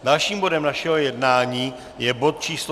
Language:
Czech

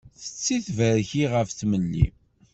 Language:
Kabyle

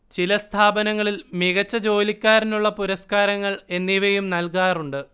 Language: Malayalam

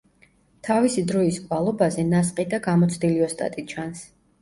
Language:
Georgian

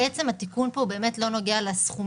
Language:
Hebrew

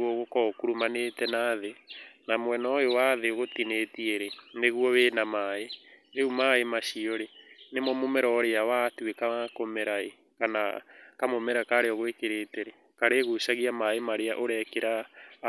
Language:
Kikuyu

